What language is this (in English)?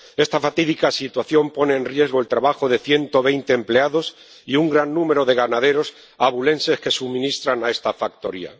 Spanish